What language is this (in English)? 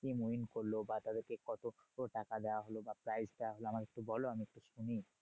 Bangla